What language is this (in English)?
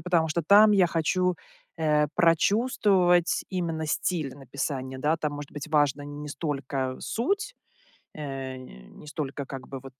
Russian